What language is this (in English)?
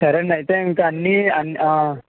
Telugu